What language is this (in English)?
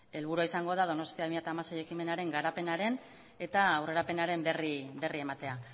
Basque